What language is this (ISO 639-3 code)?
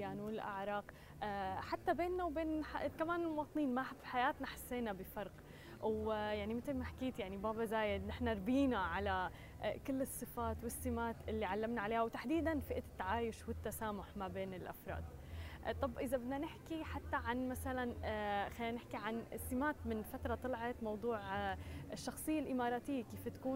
ara